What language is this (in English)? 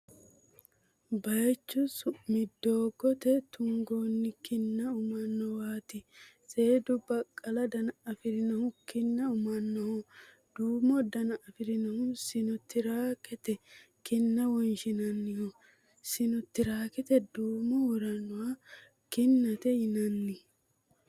Sidamo